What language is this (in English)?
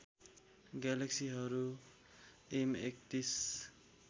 Nepali